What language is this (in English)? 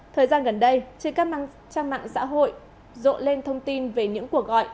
Vietnamese